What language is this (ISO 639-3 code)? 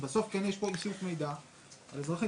heb